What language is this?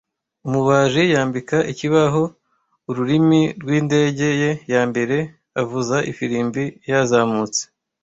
Kinyarwanda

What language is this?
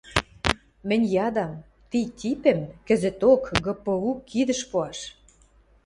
Western Mari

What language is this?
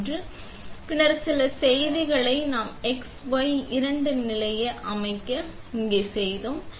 Tamil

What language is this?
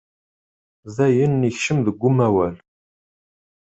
Kabyle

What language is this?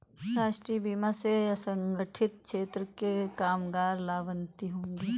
Hindi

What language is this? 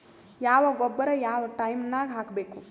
Kannada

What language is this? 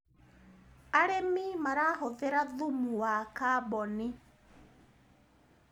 Kikuyu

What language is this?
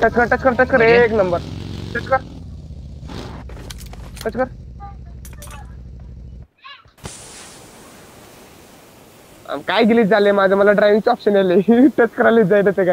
Indonesian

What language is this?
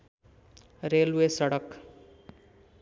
Nepali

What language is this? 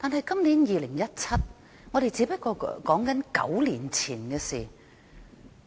Cantonese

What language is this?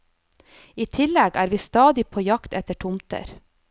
Norwegian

